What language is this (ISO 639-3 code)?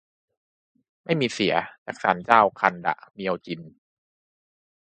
tha